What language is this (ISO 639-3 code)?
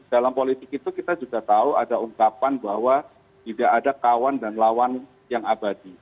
ind